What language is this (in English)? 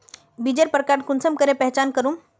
Magahi